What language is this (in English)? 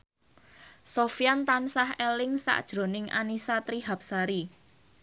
Javanese